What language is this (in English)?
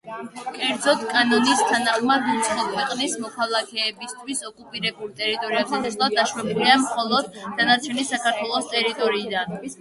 Georgian